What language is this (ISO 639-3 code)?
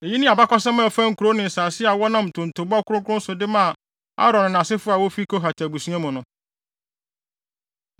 aka